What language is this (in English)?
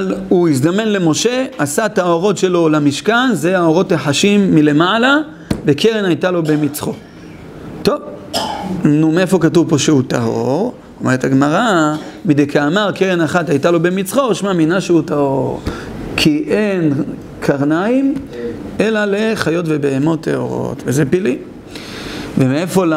Hebrew